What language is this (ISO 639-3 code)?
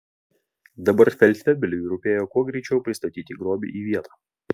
lit